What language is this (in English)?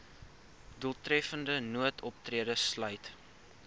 Afrikaans